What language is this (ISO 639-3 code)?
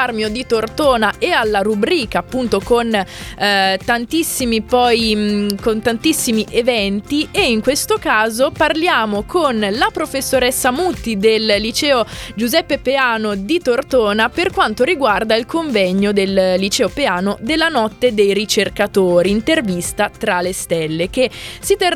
ita